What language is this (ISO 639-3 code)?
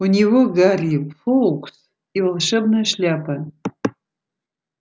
rus